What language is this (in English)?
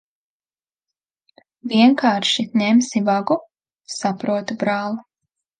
Latvian